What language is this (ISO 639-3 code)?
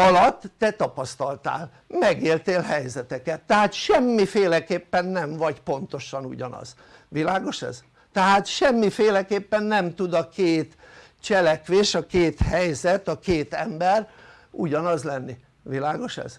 hun